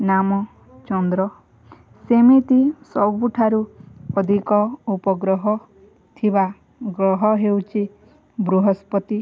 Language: Odia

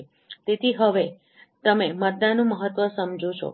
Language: Gujarati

